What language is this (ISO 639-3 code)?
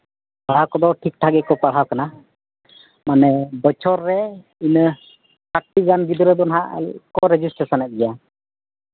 sat